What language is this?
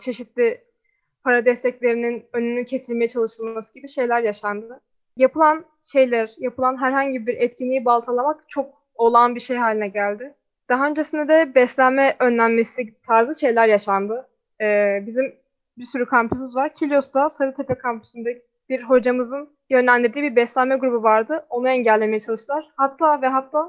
Turkish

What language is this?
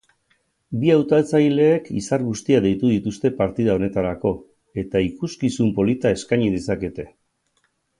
Basque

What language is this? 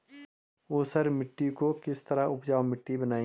Hindi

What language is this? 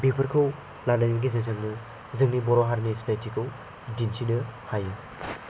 Bodo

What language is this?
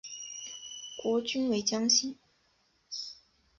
Chinese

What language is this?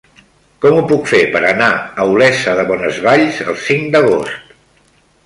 Catalan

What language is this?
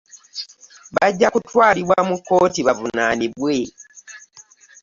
Ganda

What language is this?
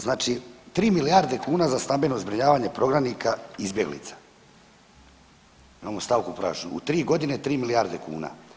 Croatian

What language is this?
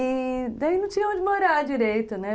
Portuguese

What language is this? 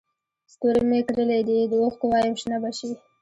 Pashto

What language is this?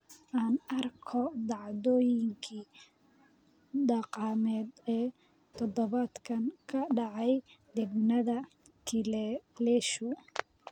Somali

